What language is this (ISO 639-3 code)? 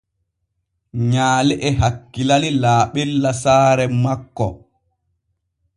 fue